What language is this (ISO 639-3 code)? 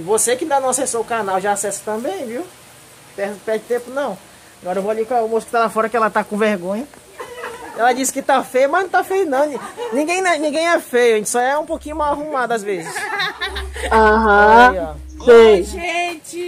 por